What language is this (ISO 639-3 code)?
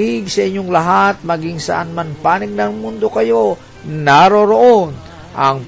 fil